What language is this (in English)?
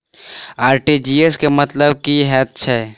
Maithili